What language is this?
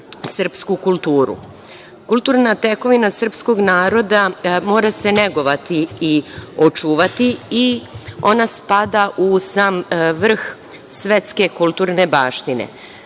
Serbian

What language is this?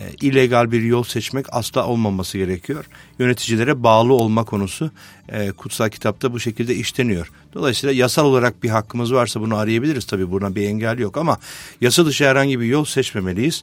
Turkish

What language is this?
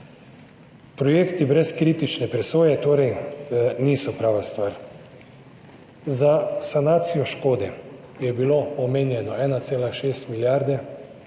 Slovenian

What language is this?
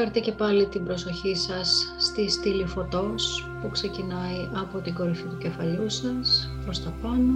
Greek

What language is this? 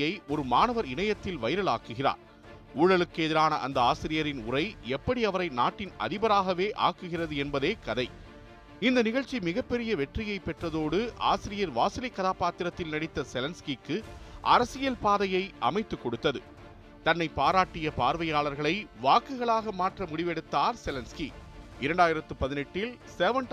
Tamil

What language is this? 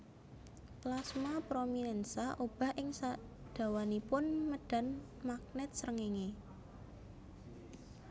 Javanese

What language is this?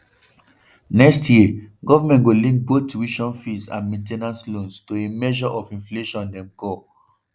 Nigerian Pidgin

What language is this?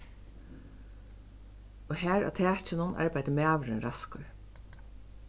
Faroese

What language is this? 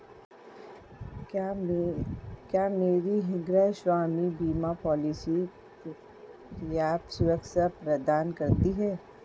Hindi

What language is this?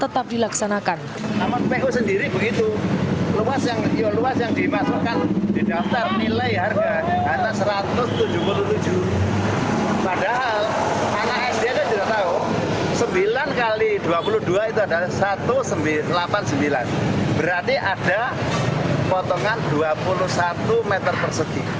Indonesian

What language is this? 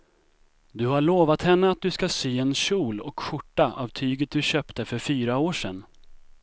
Swedish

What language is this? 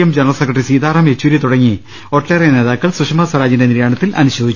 Malayalam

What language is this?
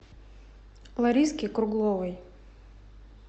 Russian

